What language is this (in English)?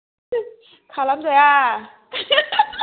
Bodo